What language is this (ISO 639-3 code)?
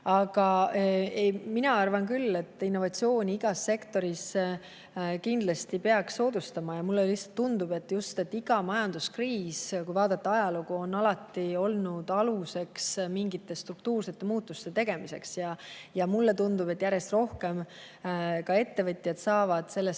est